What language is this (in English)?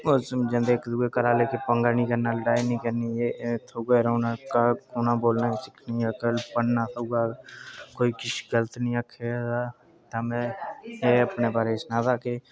Dogri